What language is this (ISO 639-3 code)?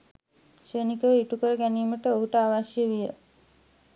sin